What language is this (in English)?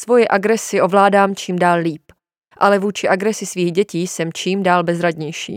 Czech